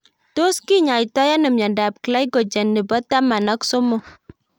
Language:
Kalenjin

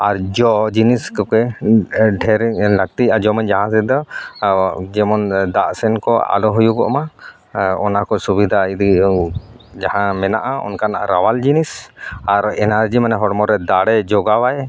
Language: Santali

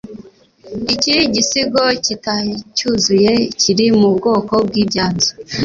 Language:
Kinyarwanda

